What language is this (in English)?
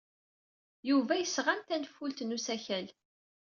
Kabyle